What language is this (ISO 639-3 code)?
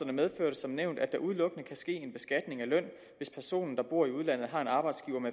dan